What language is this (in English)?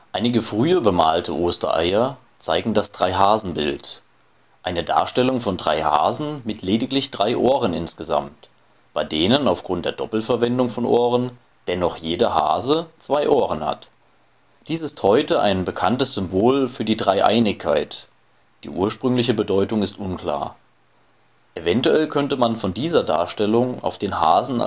German